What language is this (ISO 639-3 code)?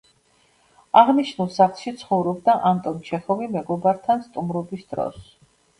kat